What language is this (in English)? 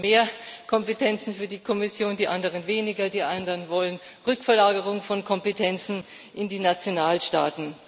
German